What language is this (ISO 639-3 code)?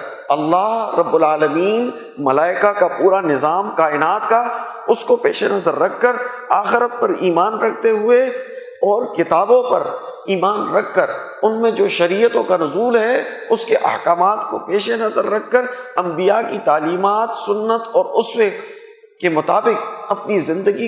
urd